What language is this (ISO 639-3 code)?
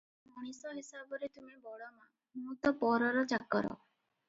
ori